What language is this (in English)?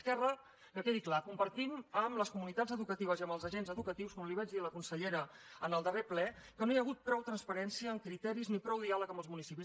Catalan